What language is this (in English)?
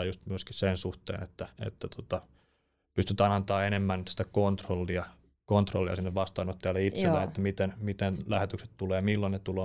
Finnish